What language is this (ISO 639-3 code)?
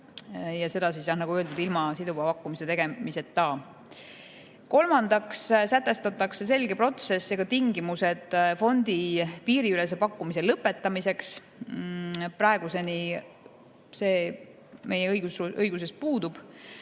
est